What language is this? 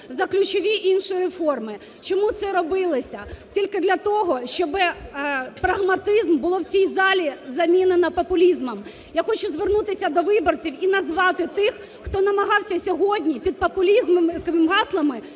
Ukrainian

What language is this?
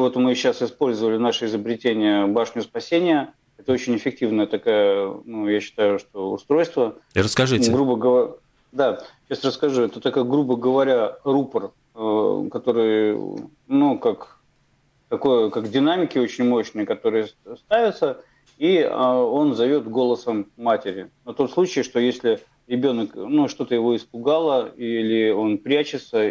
Russian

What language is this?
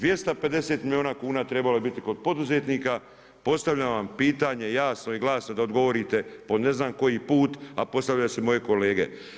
Croatian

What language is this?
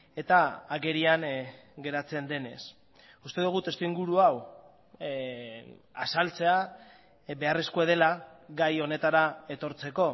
Basque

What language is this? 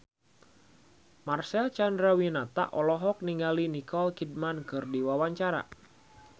Sundanese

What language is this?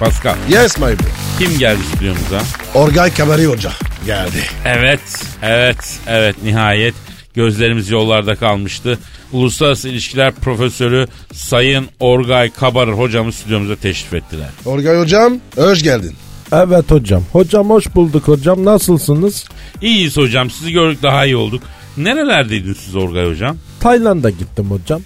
Turkish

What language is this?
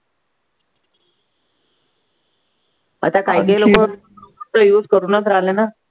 Marathi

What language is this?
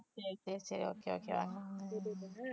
Tamil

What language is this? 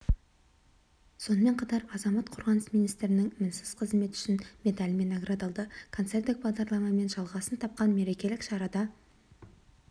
Kazakh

